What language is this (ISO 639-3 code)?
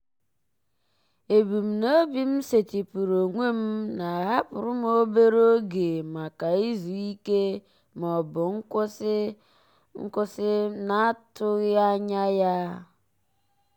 ibo